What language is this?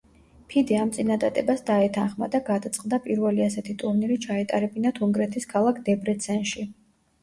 Georgian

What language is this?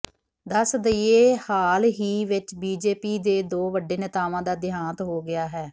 Punjabi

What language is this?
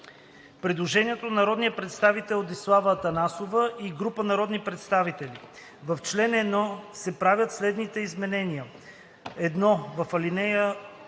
Bulgarian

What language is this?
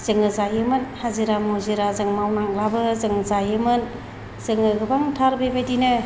Bodo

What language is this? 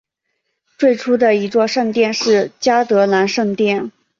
Chinese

